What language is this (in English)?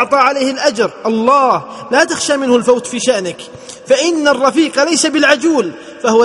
Arabic